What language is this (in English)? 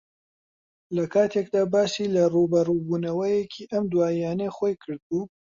Central Kurdish